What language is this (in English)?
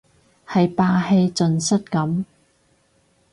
Cantonese